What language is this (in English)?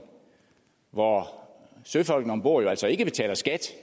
Danish